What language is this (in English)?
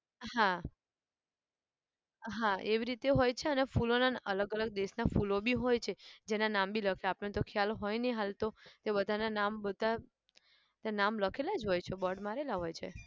Gujarati